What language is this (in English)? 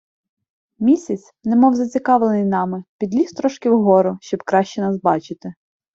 Ukrainian